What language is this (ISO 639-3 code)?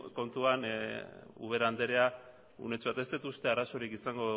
eus